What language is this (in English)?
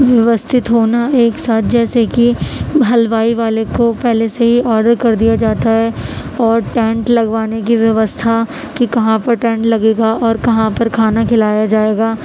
Urdu